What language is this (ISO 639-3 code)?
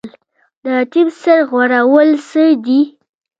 pus